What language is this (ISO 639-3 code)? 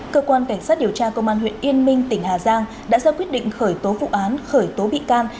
vie